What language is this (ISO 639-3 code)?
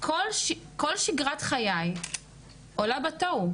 heb